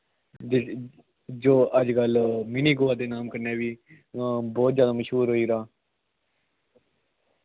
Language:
Dogri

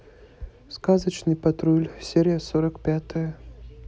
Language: Russian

